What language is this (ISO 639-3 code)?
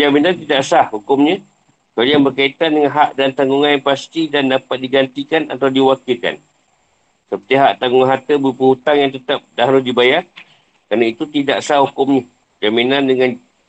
msa